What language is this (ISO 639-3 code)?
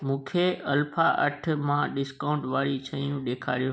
snd